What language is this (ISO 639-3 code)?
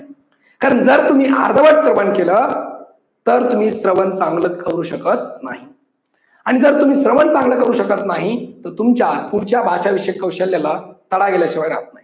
mar